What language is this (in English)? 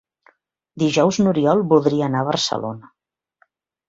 Catalan